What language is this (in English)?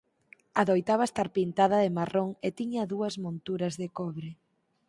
Galician